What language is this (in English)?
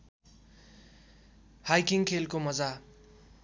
Nepali